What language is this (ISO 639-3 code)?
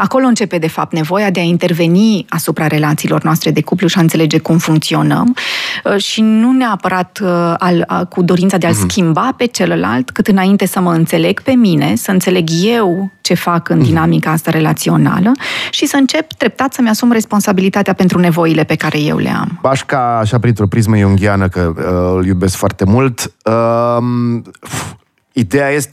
ron